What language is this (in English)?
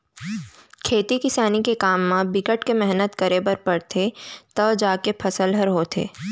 Chhattisgarhi